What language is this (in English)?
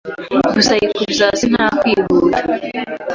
Kinyarwanda